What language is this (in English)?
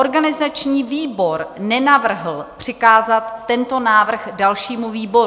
Czech